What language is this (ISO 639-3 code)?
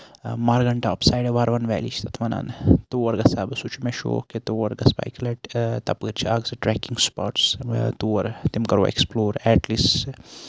kas